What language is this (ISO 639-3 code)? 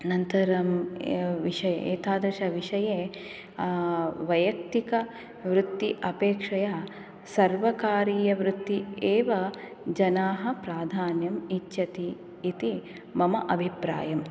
san